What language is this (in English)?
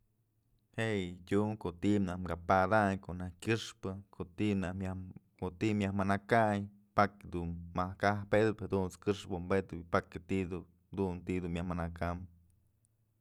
Mazatlán Mixe